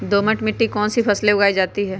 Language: Magahi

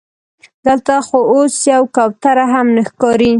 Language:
Pashto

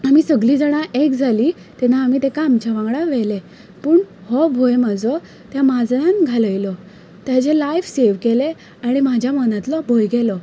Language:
Konkani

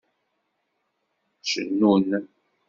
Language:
Kabyle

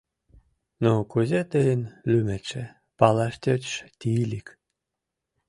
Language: Mari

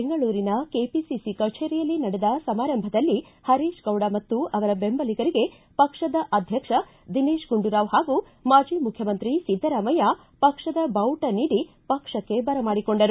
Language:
Kannada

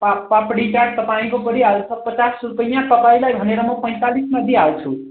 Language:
Nepali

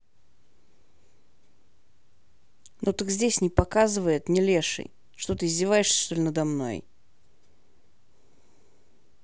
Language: Russian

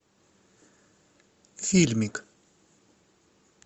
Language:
Russian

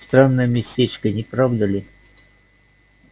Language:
Russian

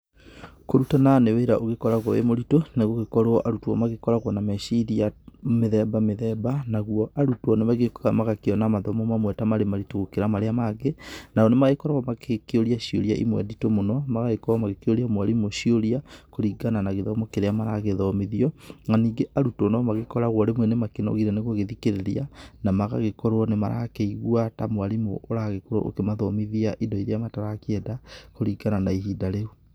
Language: Kikuyu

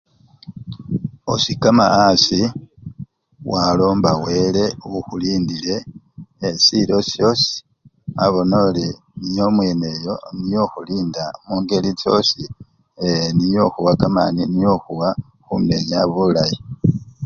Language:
Luyia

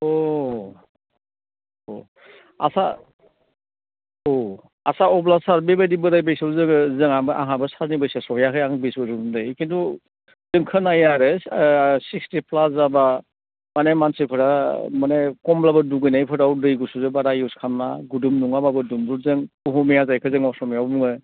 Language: Bodo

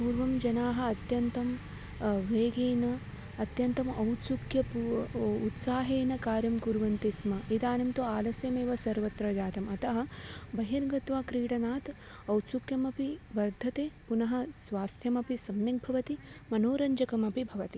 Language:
Sanskrit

